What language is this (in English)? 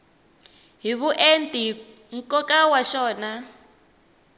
Tsonga